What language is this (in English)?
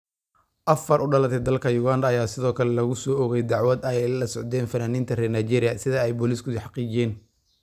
Somali